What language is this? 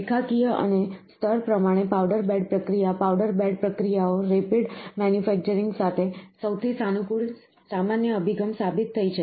Gujarati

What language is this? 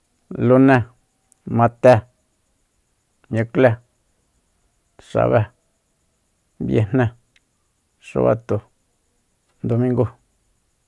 Soyaltepec Mazatec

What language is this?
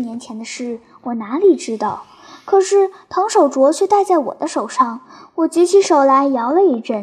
Chinese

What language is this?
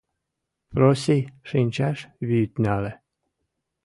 Mari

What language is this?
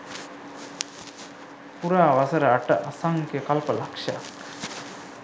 Sinhala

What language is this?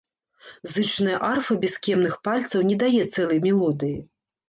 Belarusian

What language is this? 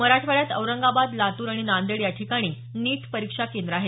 Marathi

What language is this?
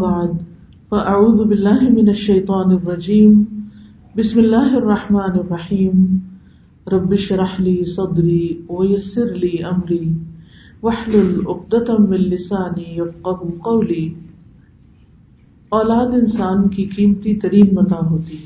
Urdu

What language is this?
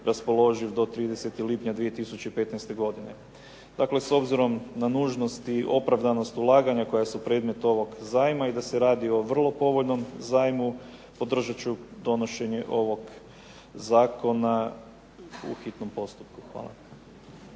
Croatian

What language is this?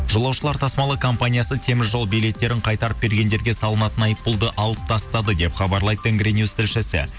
Kazakh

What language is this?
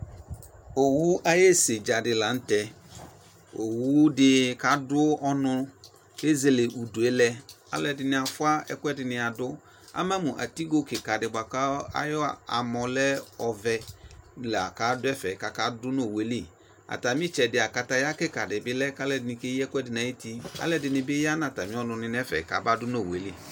Ikposo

